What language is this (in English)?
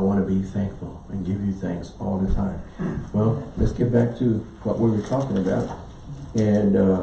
English